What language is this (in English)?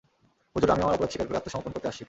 Bangla